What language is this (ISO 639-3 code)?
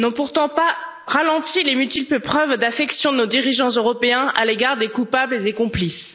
fra